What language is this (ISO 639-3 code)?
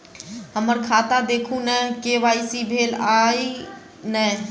mai